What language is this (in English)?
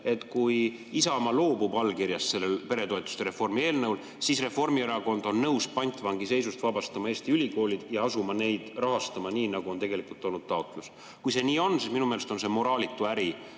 Estonian